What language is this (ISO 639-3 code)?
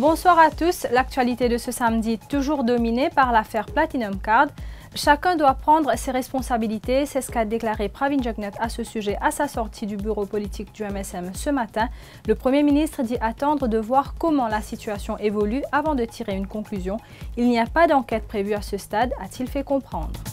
fra